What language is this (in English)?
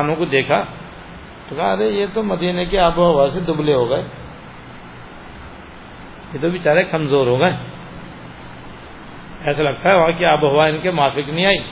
Urdu